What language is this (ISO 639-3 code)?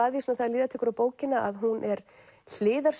isl